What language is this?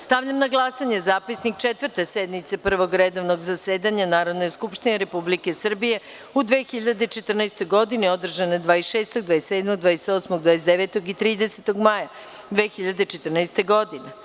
Serbian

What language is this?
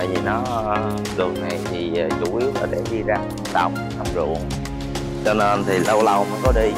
Vietnamese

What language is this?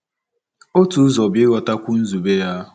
Igbo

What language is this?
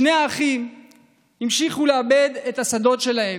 Hebrew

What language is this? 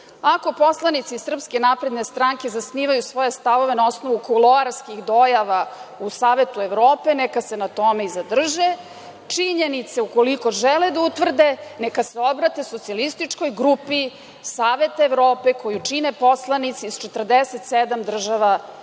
Serbian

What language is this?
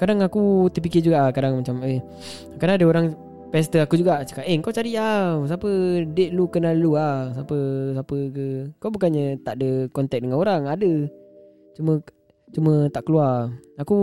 Malay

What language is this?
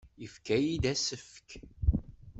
Kabyle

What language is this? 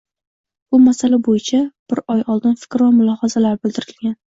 Uzbek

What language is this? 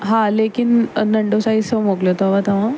Sindhi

